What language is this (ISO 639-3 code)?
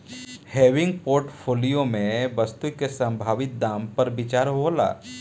bho